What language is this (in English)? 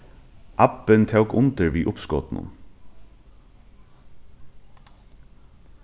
Faroese